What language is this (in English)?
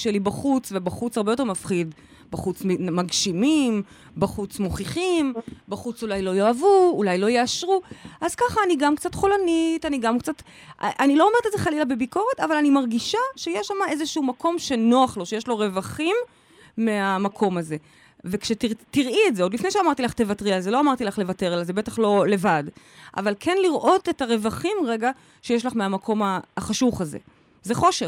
Hebrew